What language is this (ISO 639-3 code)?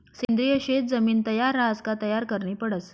mar